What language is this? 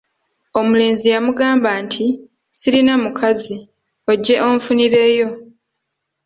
Ganda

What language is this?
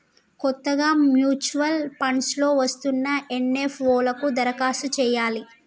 Telugu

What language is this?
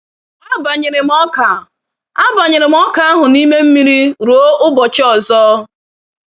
Igbo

